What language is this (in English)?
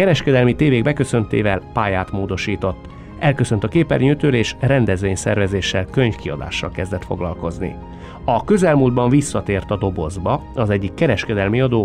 Hungarian